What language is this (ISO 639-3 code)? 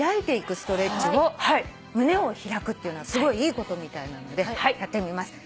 jpn